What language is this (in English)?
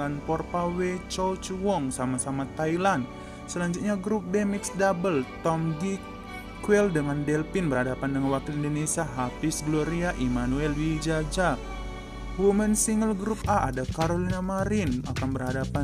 Indonesian